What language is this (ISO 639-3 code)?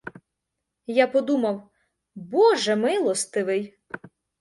ukr